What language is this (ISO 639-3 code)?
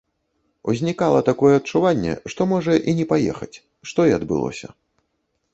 bel